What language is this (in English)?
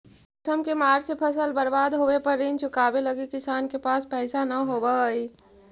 Magahi